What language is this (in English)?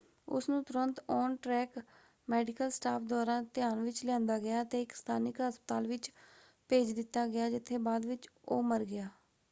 Punjabi